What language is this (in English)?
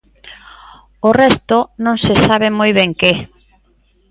Galician